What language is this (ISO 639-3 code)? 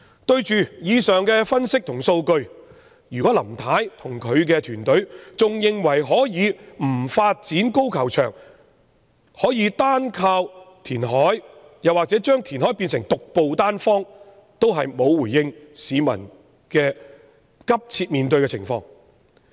yue